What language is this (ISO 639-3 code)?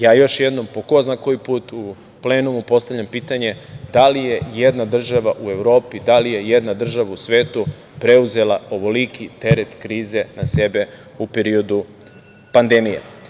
srp